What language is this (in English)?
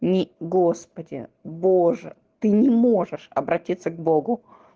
Russian